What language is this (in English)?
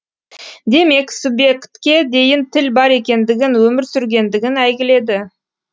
Kazakh